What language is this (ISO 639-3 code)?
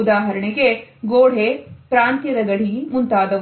kan